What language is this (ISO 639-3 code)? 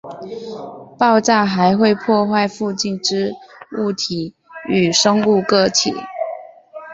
zho